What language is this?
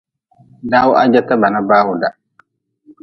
Nawdm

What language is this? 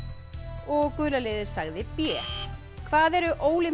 Icelandic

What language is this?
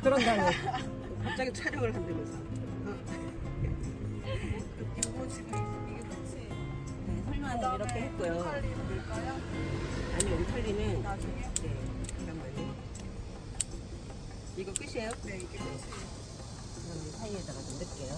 Korean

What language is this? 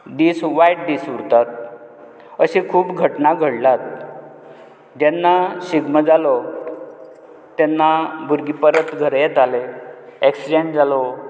Konkani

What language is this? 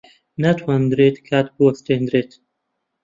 Central Kurdish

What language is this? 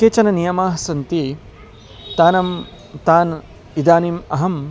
Sanskrit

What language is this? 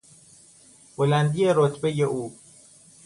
Persian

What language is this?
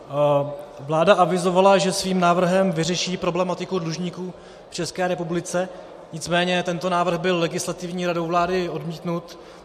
Czech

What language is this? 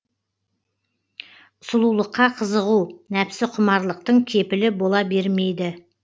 Kazakh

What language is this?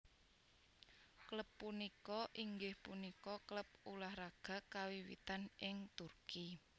Javanese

